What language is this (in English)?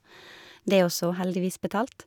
Norwegian